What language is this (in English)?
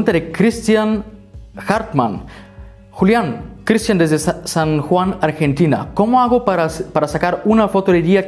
Spanish